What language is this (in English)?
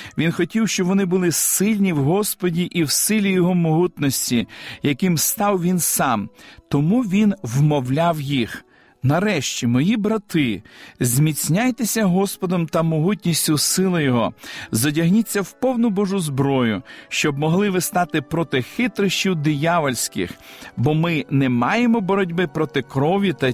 Ukrainian